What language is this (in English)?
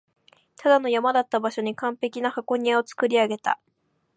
Japanese